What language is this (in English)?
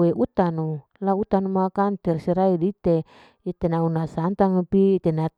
Larike-Wakasihu